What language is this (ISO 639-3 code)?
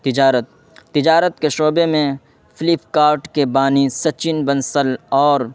urd